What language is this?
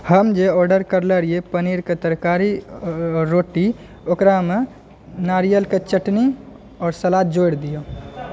Maithili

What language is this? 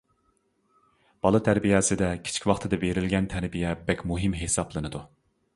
Uyghur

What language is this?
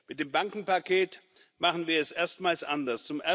German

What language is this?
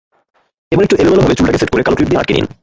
Bangla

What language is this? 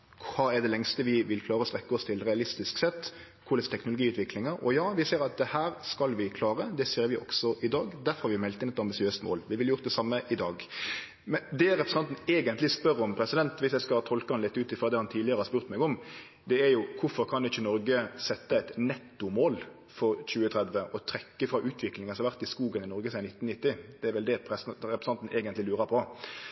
Norwegian Nynorsk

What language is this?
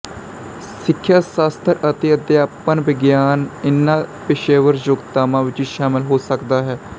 Punjabi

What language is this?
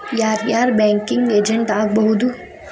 Kannada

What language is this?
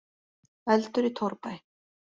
Icelandic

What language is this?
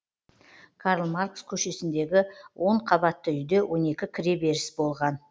Kazakh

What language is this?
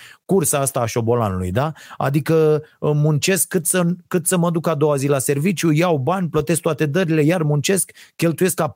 Romanian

